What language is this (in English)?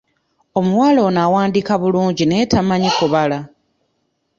Ganda